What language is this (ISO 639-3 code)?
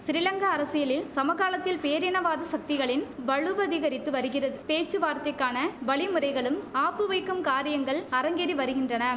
tam